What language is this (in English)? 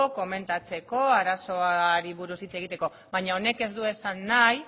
Basque